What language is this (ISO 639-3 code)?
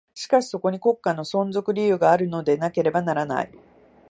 jpn